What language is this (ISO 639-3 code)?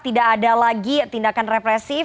ind